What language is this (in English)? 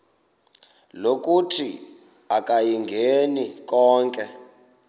Xhosa